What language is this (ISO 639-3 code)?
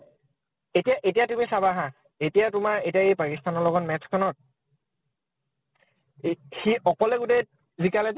asm